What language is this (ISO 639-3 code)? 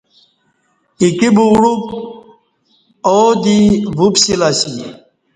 bsh